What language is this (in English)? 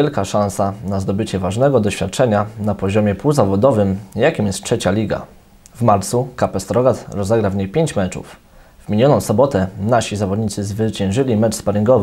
Polish